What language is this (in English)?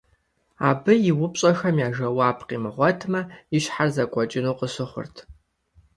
Kabardian